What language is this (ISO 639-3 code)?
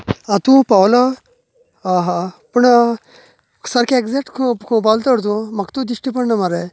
kok